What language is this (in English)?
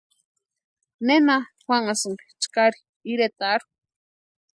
Western Highland Purepecha